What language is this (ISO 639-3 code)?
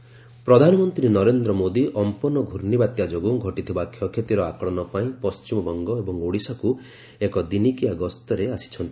ori